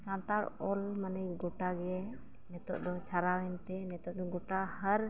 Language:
Santali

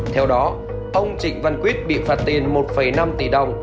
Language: Vietnamese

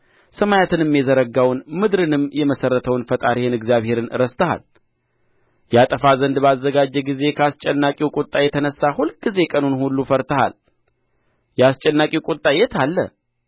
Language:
Amharic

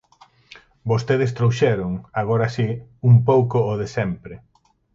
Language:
Galician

